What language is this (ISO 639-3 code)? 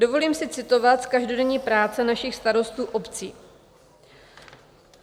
ces